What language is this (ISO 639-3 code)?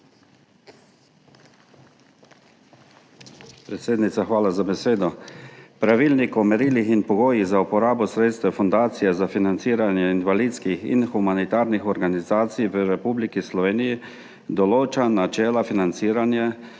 slv